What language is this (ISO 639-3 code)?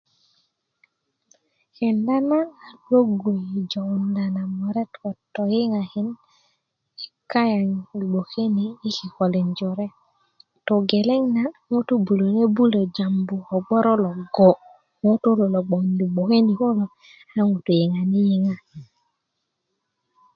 ukv